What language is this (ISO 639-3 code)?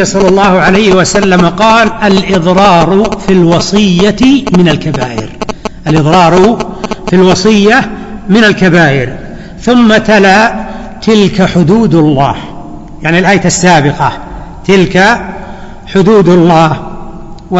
ara